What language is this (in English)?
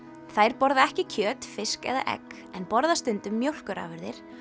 Icelandic